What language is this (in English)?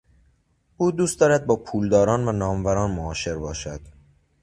Persian